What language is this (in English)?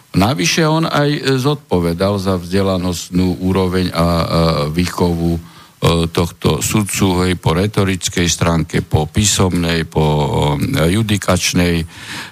Slovak